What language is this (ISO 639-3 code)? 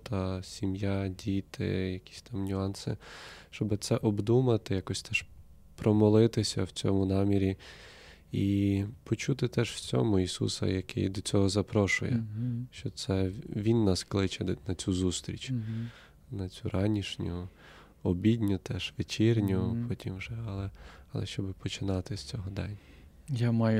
ukr